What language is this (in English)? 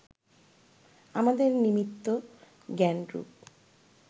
Bangla